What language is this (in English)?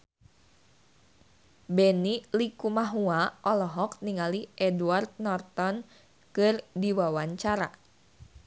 Sundanese